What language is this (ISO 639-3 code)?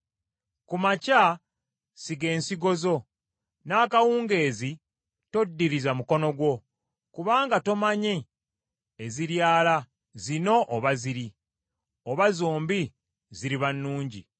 lug